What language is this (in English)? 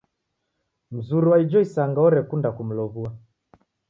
Taita